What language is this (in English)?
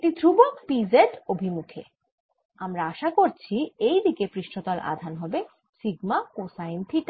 Bangla